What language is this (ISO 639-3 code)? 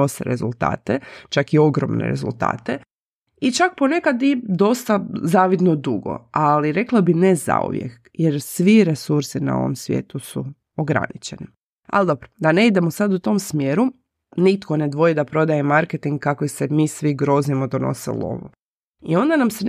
hrv